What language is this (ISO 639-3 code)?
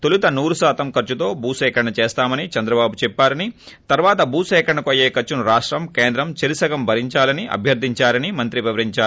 tel